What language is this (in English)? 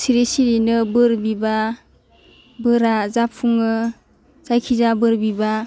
Bodo